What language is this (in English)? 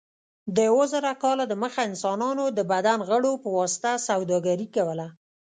Pashto